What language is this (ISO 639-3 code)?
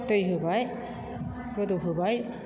brx